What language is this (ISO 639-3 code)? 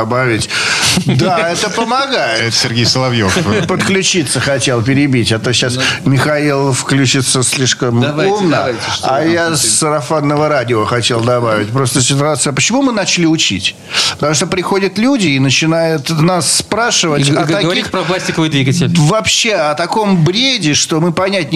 rus